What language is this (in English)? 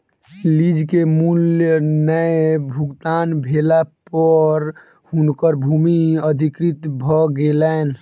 Maithili